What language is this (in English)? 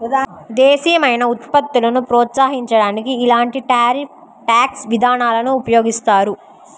Telugu